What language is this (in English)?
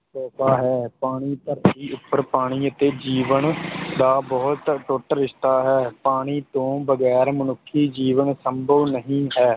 Punjabi